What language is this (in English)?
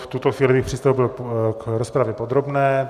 Czech